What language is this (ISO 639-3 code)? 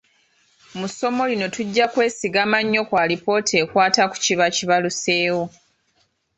lug